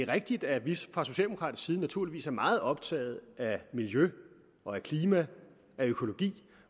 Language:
Danish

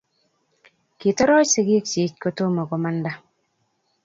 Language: Kalenjin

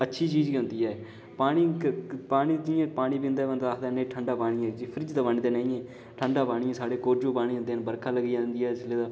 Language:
Dogri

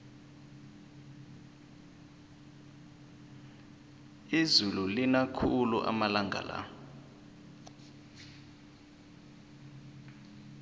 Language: South Ndebele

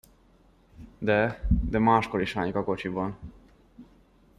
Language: Hungarian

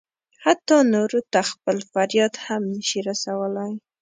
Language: Pashto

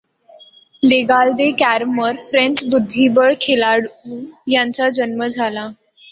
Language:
Marathi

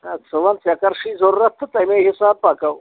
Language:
Kashmiri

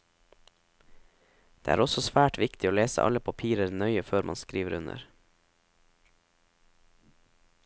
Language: Norwegian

